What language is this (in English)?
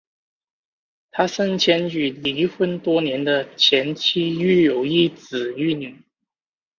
Chinese